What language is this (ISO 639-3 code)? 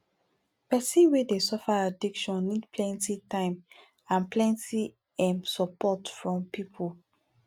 pcm